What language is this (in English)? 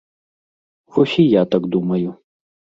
Belarusian